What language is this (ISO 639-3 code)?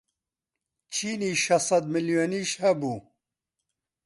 ckb